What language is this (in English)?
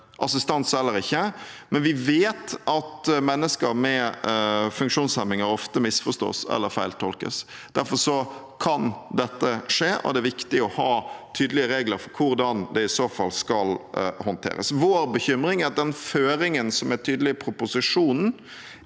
Norwegian